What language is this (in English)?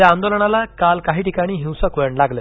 Marathi